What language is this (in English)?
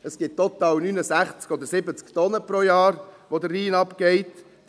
Swiss German